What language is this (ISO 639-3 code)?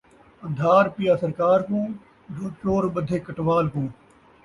skr